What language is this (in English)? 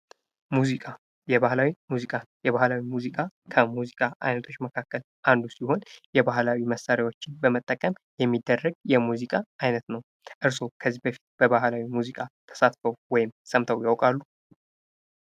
Amharic